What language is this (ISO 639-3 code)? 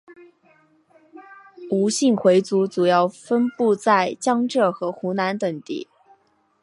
zho